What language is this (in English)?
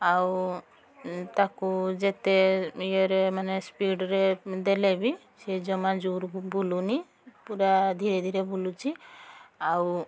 Odia